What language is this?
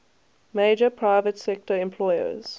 English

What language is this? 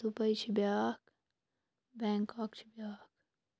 Kashmiri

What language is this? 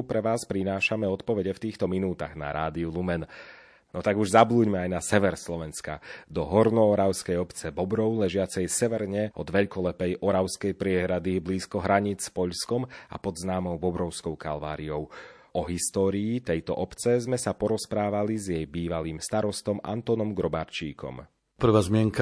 Slovak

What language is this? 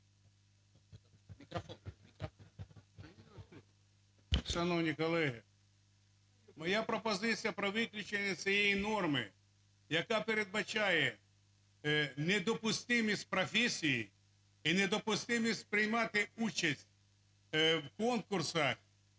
Ukrainian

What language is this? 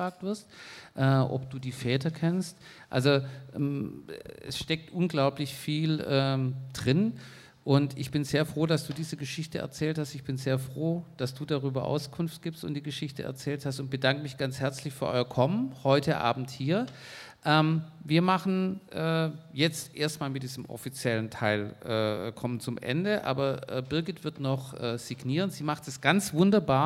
German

